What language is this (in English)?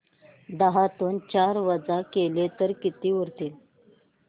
Marathi